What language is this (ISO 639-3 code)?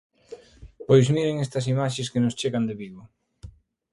glg